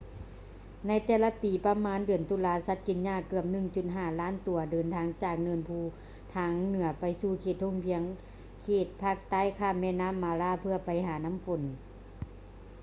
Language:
Lao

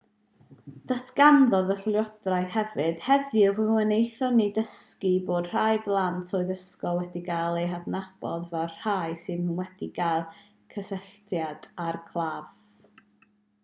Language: Welsh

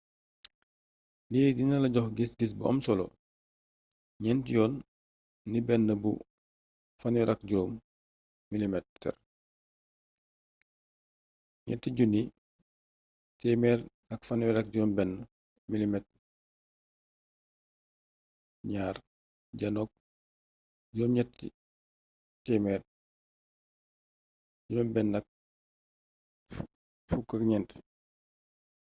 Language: Wolof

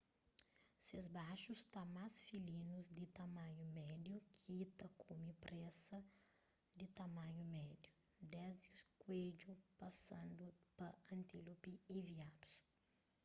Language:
Kabuverdianu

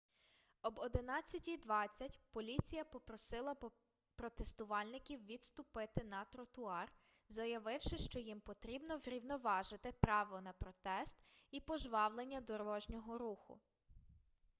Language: Ukrainian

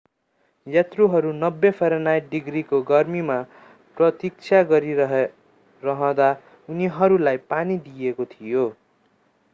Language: Nepali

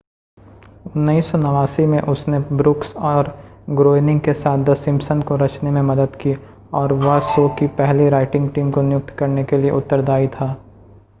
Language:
Hindi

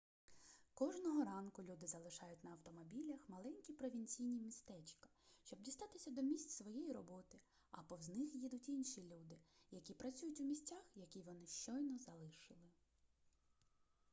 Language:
Ukrainian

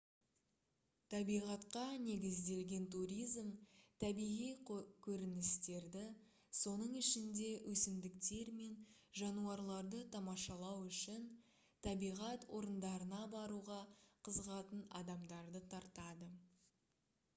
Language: Kazakh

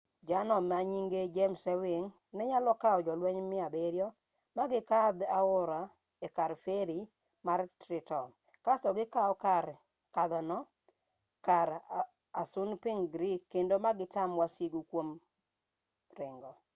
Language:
Luo (Kenya and Tanzania)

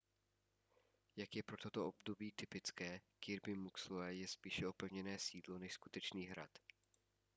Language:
Czech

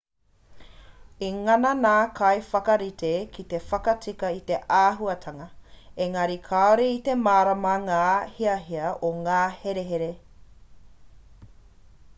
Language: Māori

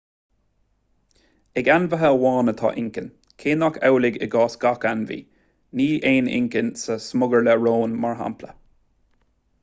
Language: Irish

